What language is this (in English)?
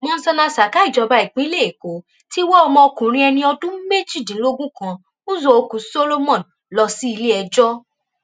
Yoruba